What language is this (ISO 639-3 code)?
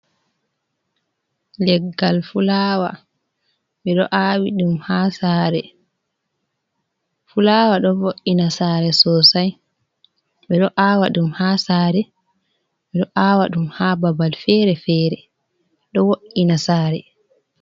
ful